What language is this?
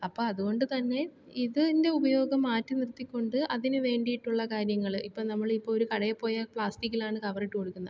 Malayalam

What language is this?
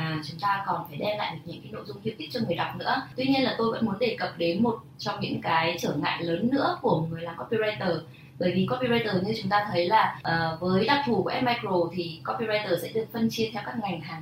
Vietnamese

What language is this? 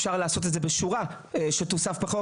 Hebrew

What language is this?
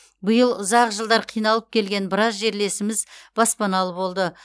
Kazakh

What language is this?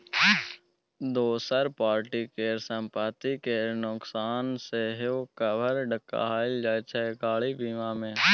Maithili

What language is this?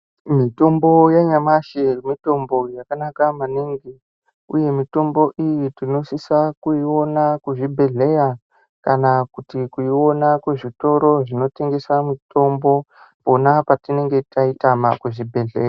Ndau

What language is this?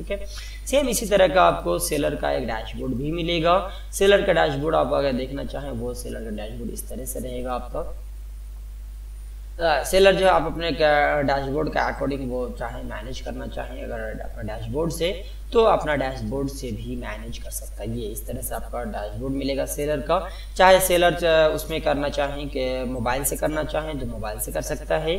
Hindi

